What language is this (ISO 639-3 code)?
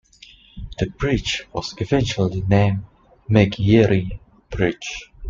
eng